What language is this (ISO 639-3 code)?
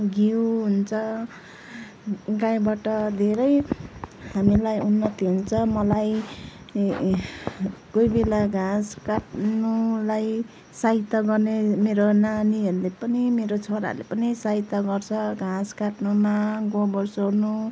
nep